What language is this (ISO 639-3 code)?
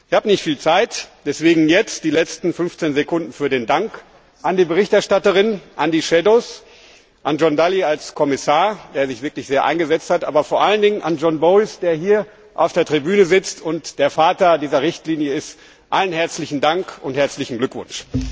deu